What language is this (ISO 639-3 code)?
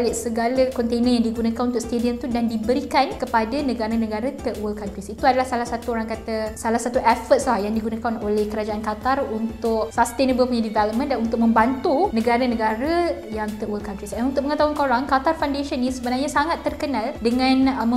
msa